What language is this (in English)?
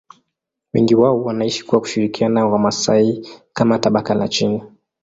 Swahili